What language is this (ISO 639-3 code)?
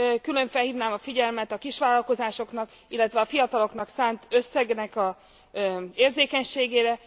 hun